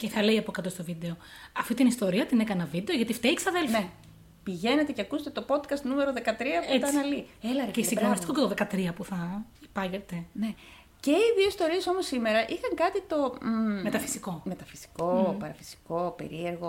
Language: Greek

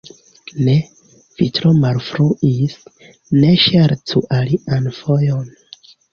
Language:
Esperanto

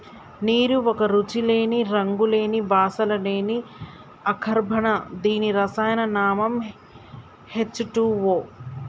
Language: Telugu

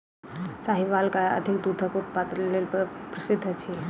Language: Maithili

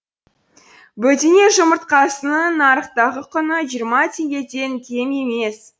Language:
Kazakh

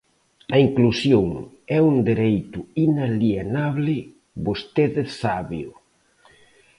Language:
Galician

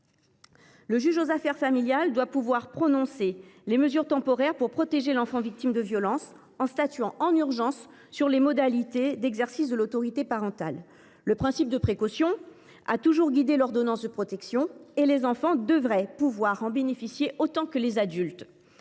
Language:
French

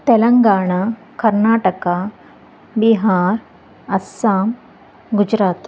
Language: Kannada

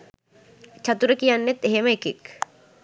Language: Sinhala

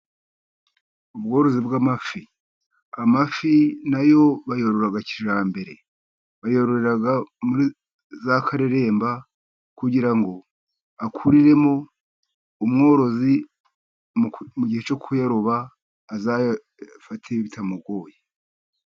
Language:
Kinyarwanda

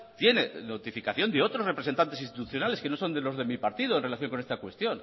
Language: Spanish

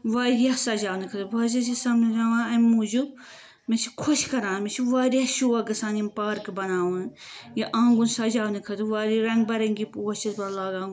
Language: Kashmiri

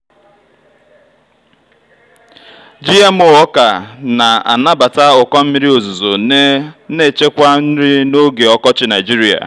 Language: Igbo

